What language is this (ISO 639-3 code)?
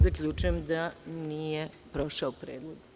srp